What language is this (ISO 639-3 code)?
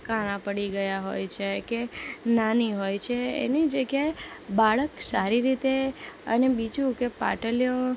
guj